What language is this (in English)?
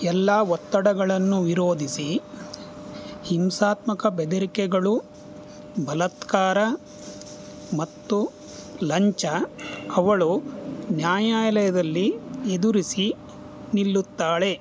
Kannada